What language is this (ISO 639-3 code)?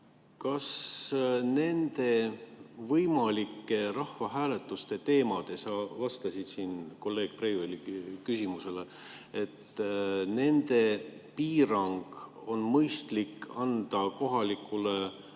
est